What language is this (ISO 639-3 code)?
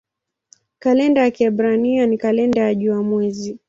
swa